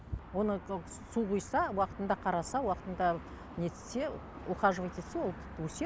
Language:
Kazakh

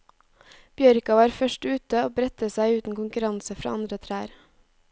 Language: Norwegian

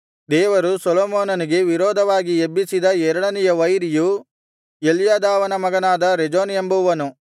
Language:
Kannada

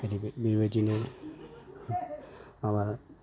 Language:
Bodo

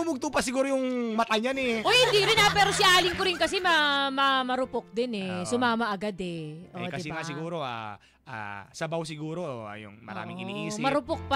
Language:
Filipino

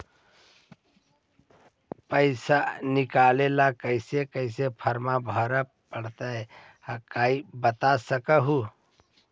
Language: Magahi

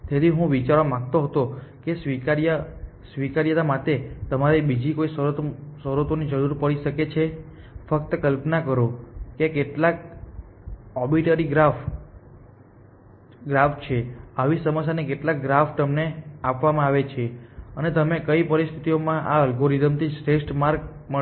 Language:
Gujarati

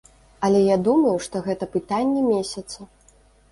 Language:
Belarusian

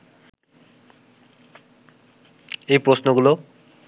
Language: Bangla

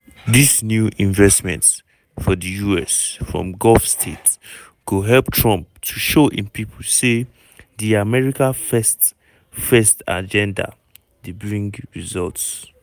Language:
Nigerian Pidgin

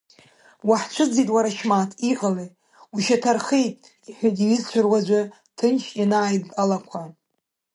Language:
Abkhazian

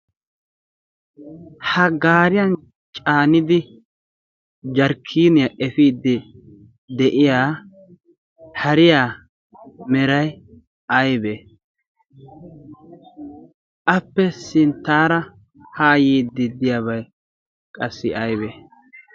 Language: Wolaytta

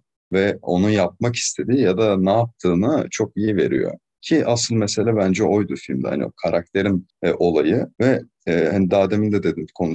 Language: Turkish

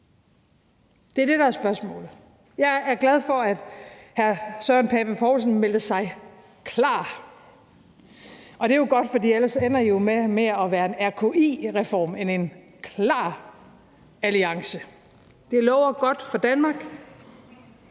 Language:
Danish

